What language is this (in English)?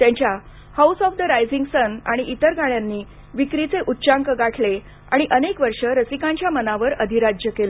Marathi